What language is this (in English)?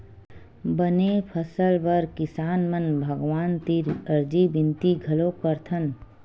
Chhattisgarhi